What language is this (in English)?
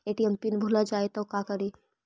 Magahi